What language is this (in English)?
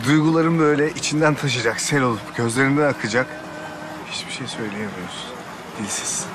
Turkish